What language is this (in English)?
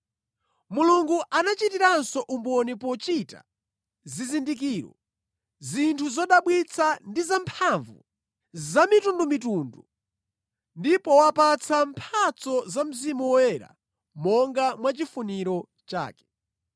Nyanja